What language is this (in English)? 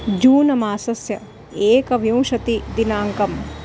Sanskrit